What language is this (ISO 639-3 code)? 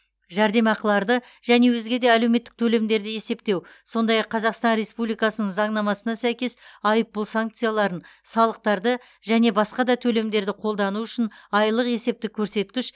kaz